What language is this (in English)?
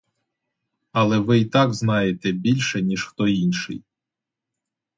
Ukrainian